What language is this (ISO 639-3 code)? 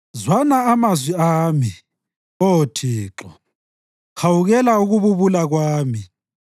nde